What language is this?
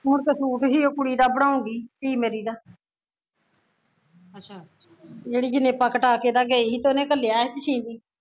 Punjabi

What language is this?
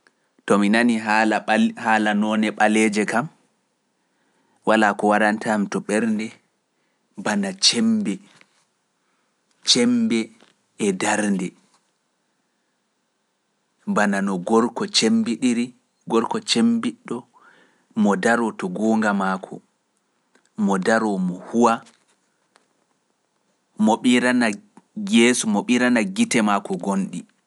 Pular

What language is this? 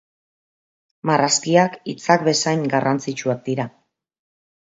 Basque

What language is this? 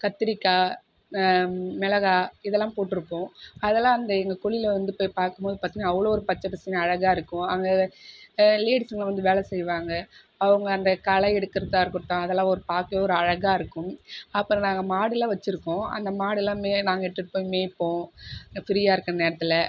Tamil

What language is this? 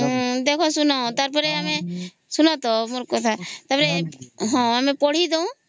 Odia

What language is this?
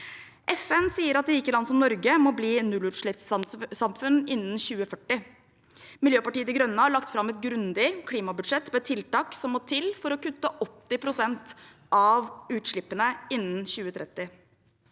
Norwegian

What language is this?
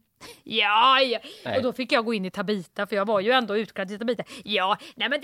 Swedish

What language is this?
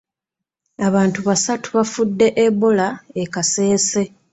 Ganda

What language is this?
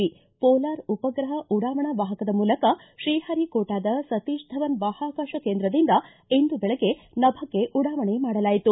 Kannada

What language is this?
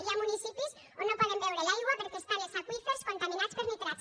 Catalan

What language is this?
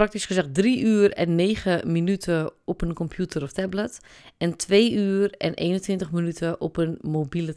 Dutch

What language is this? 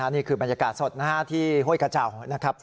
Thai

